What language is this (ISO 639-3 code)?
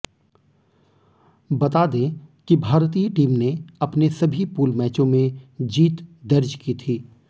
hin